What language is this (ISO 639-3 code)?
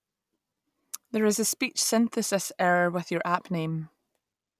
eng